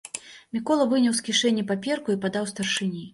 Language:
Belarusian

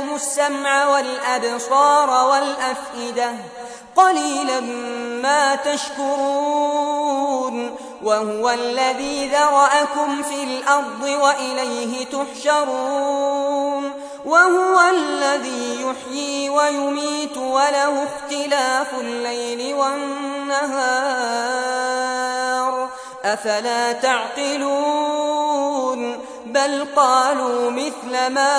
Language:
Arabic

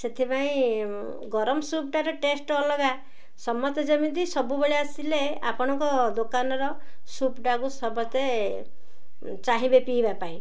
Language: Odia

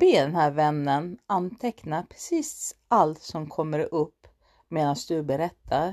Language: Swedish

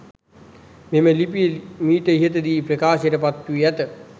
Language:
Sinhala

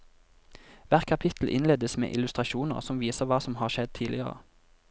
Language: Norwegian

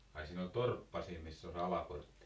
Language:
Finnish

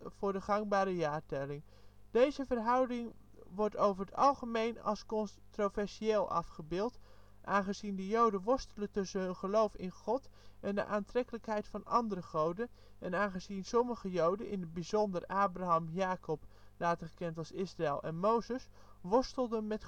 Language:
Dutch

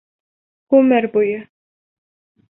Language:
Bashkir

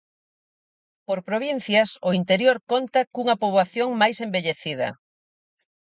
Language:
Galician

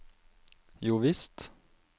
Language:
Norwegian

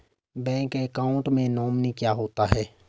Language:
Hindi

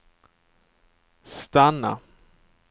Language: Swedish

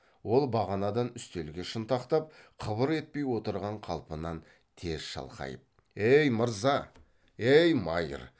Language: Kazakh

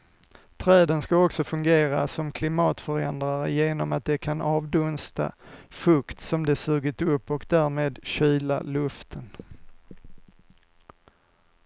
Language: Swedish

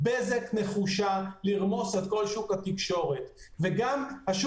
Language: Hebrew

